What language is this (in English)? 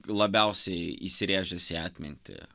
Lithuanian